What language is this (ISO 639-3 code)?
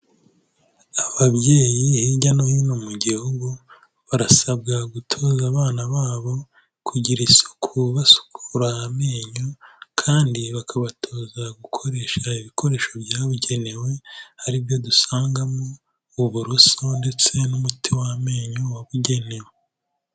kin